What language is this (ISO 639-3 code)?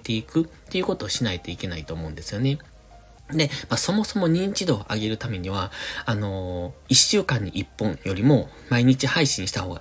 jpn